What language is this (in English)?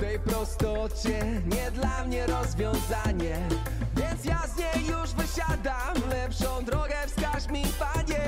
Polish